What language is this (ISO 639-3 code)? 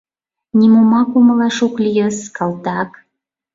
chm